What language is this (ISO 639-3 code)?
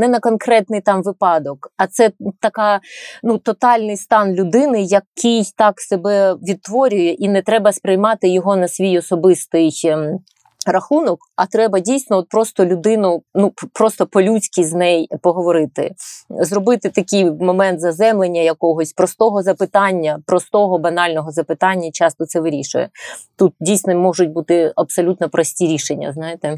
ukr